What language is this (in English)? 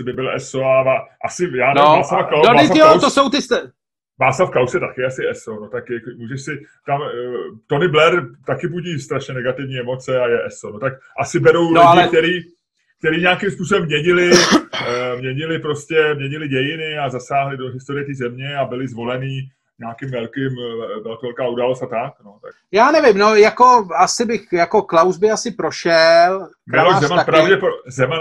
Czech